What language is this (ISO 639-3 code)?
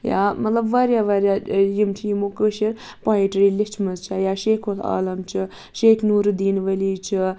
kas